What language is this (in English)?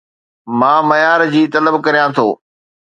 Sindhi